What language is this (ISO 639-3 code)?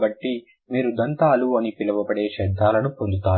tel